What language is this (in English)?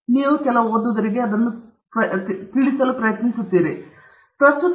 Kannada